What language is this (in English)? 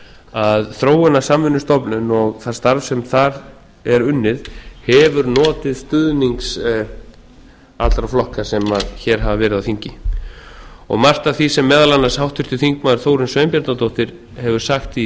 Icelandic